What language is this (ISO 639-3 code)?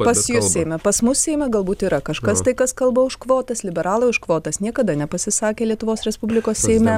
lit